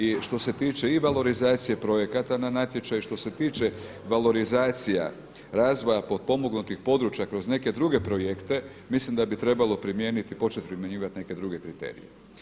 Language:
Croatian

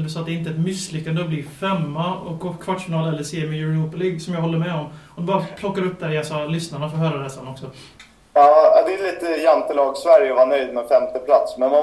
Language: Swedish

